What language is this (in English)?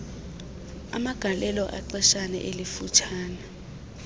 Xhosa